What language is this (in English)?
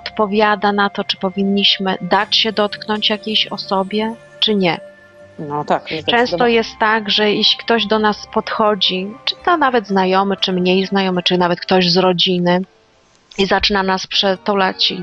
Polish